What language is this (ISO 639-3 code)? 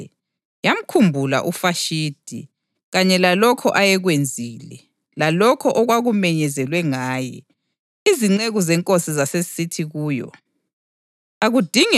nde